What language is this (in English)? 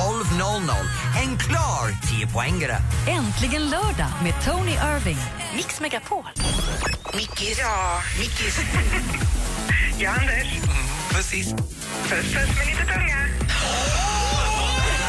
Swedish